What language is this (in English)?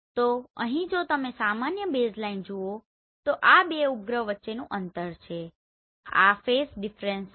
Gujarati